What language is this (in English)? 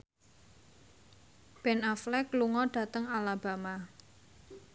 Javanese